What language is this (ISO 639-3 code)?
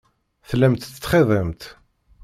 kab